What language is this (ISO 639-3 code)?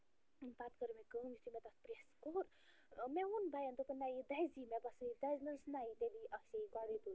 kas